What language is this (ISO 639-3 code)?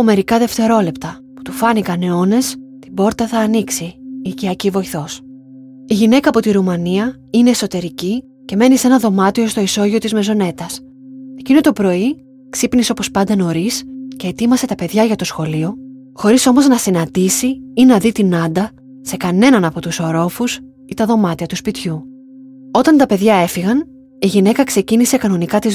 ell